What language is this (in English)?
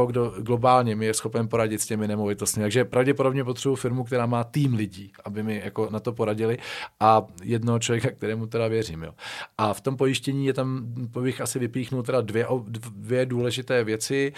Czech